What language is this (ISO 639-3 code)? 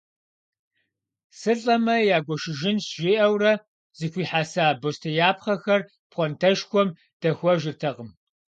kbd